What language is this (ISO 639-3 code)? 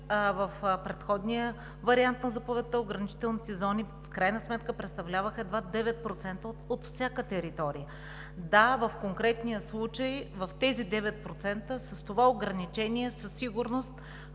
bul